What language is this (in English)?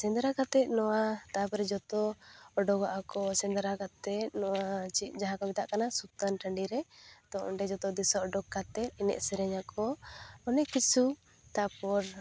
Santali